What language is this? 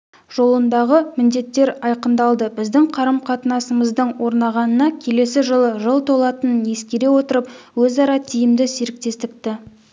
Kazakh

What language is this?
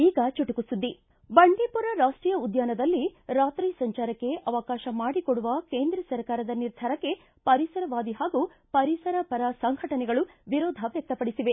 Kannada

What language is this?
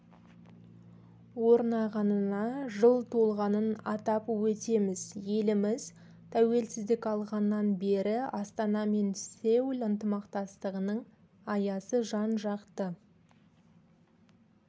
Kazakh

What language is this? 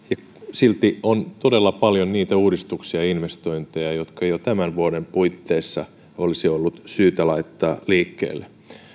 Finnish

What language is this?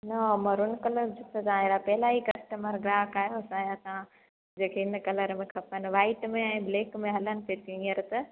Sindhi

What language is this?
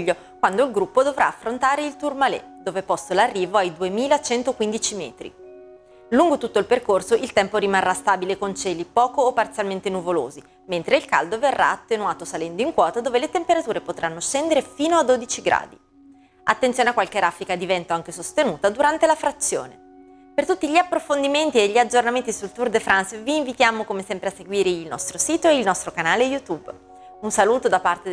Italian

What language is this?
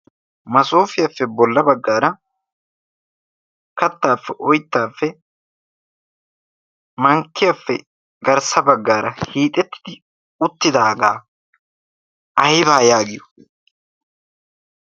Wolaytta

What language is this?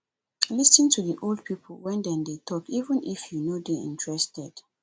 Nigerian Pidgin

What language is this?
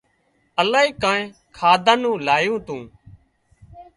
Wadiyara Koli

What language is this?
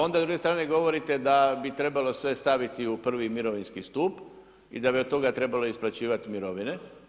Croatian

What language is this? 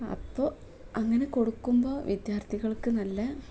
Malayalam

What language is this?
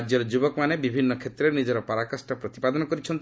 Odia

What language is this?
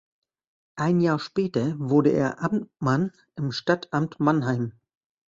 German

